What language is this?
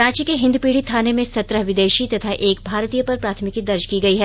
Hindi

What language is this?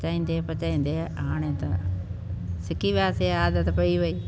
Sindhi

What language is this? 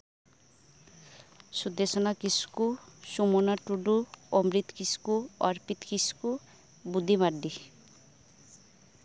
Santali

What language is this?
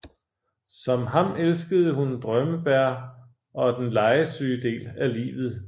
Danish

